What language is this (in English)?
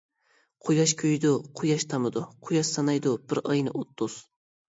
Uyghur